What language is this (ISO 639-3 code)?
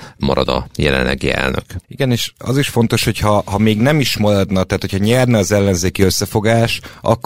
hun